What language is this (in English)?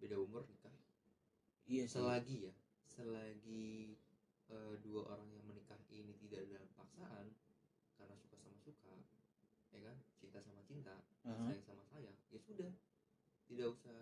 Indonesian